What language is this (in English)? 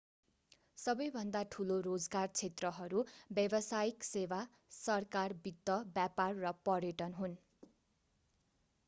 Nepali